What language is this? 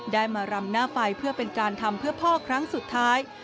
Thai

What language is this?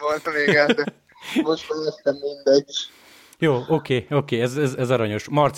Hungarian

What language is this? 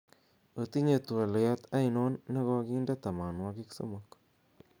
Kalenjin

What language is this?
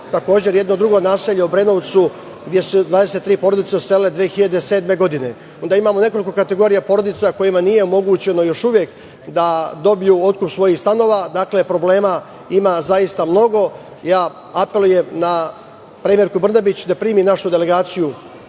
Serbian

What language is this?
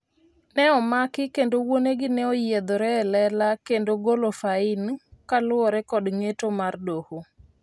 Luo (Kenya and Tanzania)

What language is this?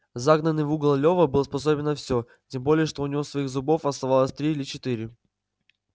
Russian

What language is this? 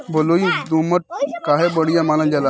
Bhojpuri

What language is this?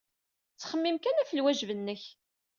Kabyle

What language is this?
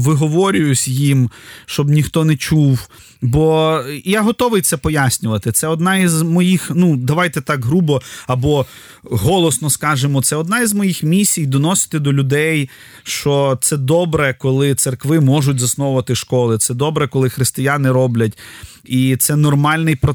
Ukrainian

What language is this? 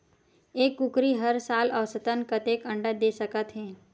Chhattisgarhi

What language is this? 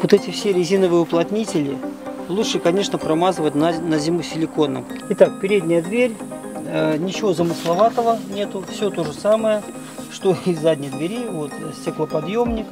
Russian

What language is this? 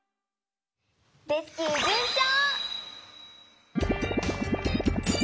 Japanese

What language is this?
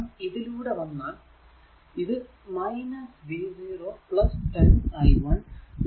Malayalam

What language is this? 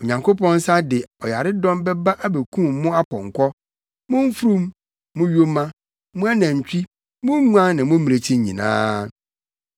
Akan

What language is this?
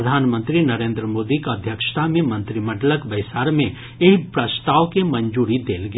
Maithili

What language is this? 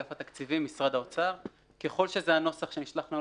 Hebrew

